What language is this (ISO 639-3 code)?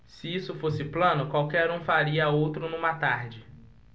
por